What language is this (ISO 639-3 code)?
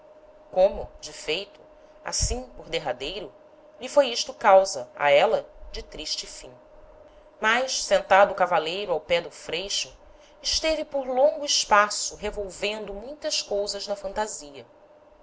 por